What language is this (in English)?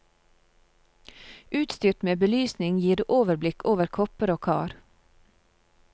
Norwegian